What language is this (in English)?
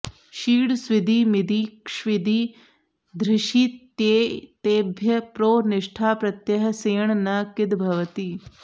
Sanskrit